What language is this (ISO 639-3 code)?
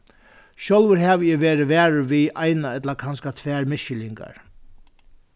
fao